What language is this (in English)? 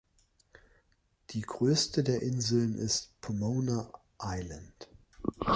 German